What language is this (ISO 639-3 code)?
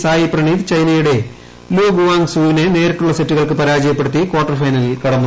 mal